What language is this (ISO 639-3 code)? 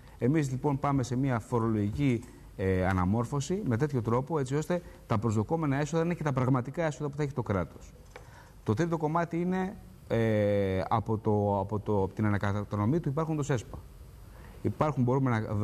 ell